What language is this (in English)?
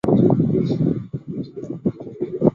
Chinese